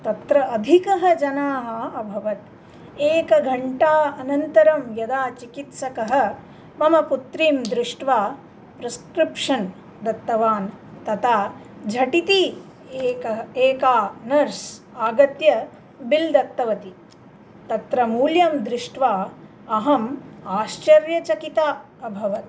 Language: Sanskrit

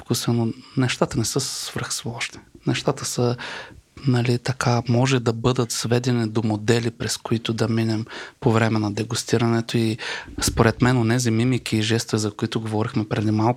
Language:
Bulgarian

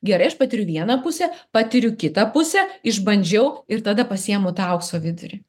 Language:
Lithuanian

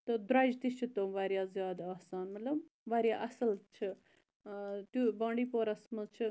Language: Kashmiri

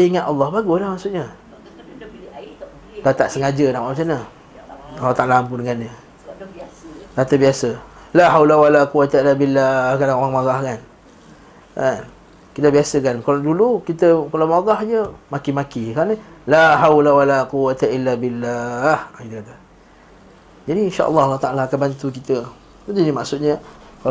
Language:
Malay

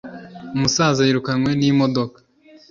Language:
Kinyarwanda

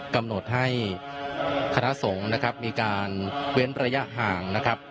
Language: Thai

